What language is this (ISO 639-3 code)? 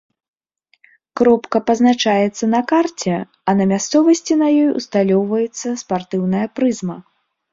bel